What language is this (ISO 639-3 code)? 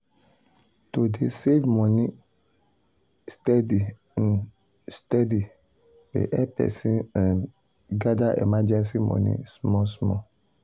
pcm